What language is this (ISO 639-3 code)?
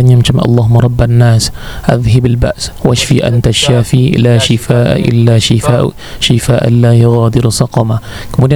msa